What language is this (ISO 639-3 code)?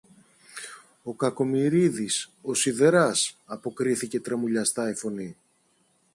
ell